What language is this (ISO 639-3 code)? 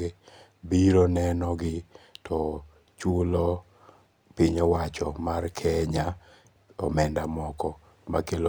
luo